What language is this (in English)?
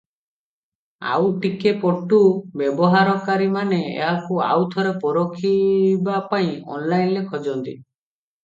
Odia